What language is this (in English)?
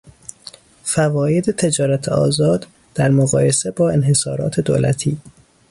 Persian